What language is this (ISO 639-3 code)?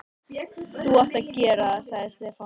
isl